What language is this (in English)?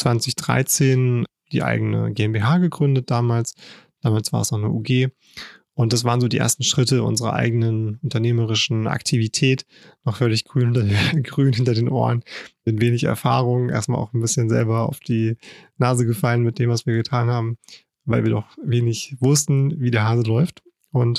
German